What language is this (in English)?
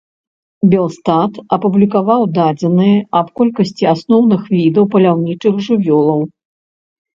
Belarusian